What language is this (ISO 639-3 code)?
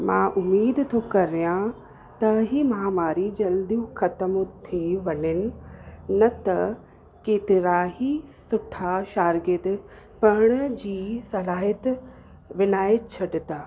snd